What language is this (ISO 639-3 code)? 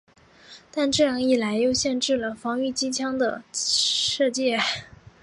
zho